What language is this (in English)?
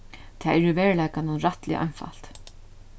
Faroese